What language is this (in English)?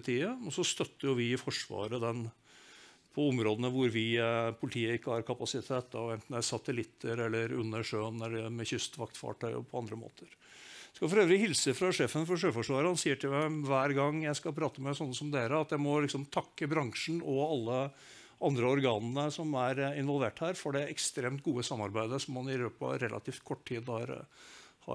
Norwegian